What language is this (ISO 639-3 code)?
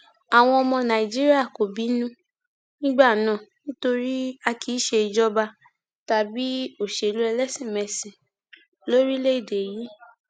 yor